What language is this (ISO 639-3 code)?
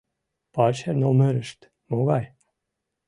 chm